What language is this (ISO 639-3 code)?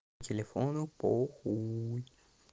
rus